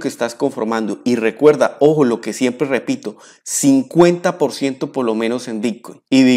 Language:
Spanish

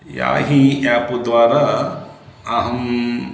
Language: Sanskrit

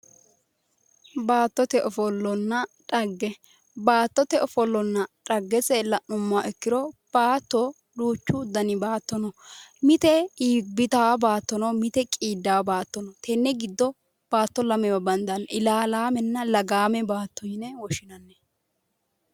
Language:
Sidamo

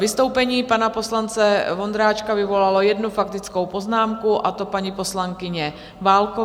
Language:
Czech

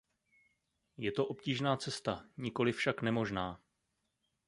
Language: Czech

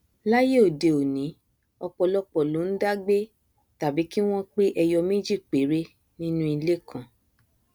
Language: Yoruba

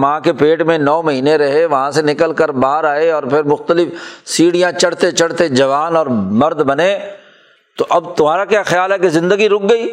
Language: Urdu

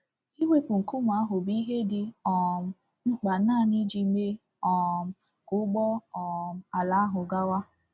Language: Igbo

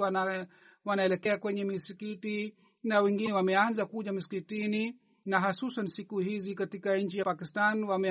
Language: Swahili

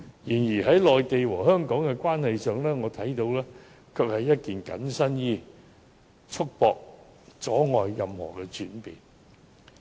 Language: Cantonese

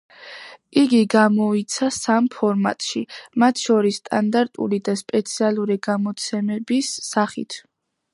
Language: Georgian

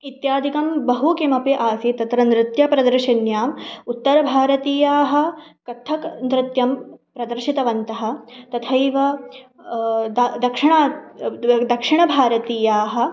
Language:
Sanskrit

